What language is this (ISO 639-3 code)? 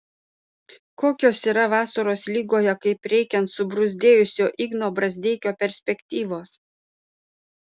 lit